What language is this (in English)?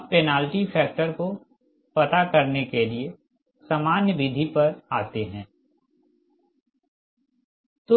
Hindi